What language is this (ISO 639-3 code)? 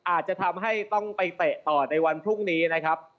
tha